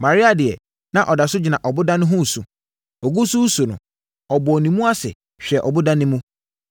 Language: Akan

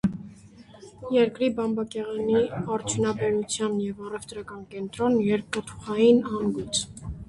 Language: Armenian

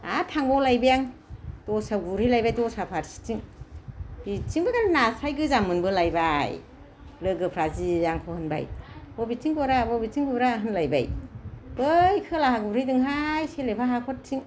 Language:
Bodo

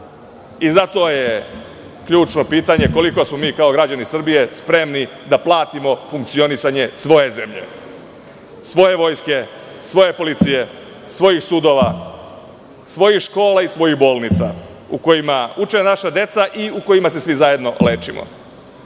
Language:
Serbian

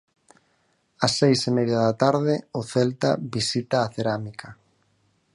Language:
Galician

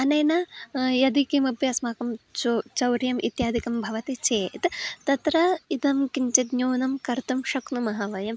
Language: Sanskrit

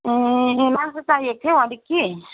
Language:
Nepali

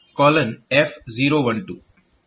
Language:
Gujarati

